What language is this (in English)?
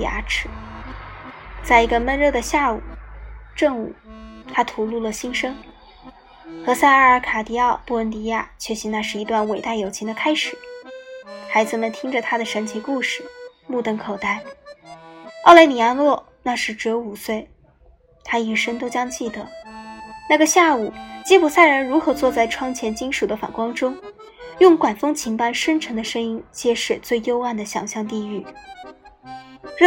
Chinese